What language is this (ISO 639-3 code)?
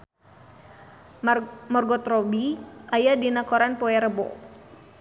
sun